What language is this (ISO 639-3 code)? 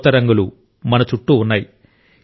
tel